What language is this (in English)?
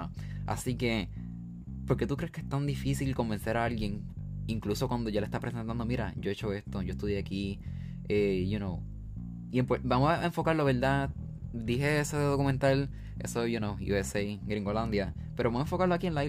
Spanish